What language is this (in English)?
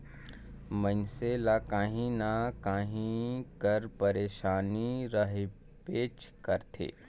Chhattisgarhi